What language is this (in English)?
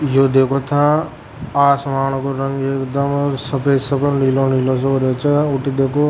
Rajasthani